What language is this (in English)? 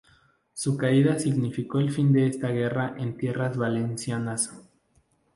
Spanish